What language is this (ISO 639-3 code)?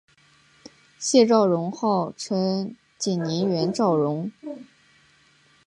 zho